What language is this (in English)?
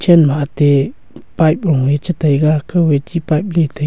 Wancho Naga